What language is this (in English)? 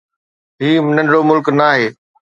Sindhi